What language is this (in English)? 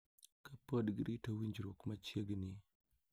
Luo (Kenya and Tanzania)